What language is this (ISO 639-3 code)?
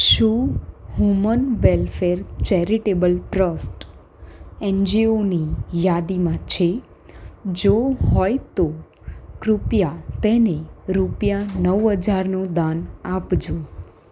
guj